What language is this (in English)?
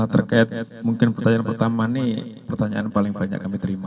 Indonesian